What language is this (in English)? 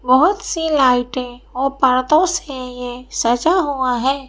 Hindi